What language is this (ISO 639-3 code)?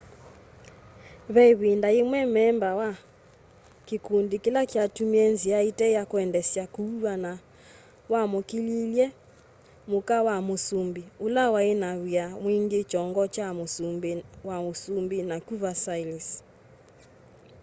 kam